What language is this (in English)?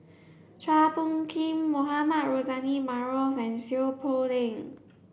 English